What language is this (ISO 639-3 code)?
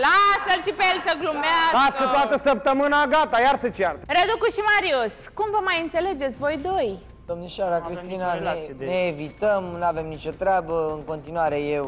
ron